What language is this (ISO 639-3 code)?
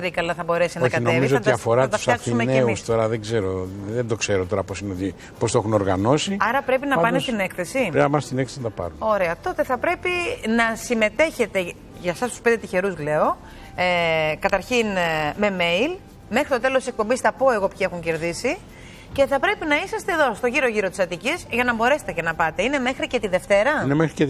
ell